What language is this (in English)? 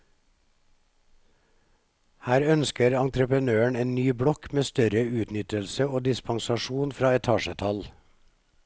Norwegian